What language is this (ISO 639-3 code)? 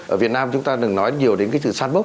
vie